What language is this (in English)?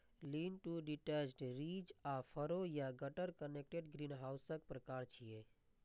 Maithili